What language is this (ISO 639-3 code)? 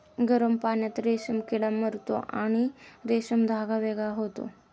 mar